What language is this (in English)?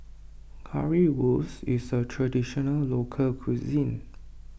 English